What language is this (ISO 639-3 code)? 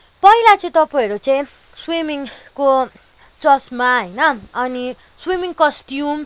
nep